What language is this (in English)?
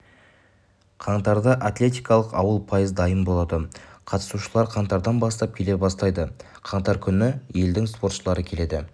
Kazakh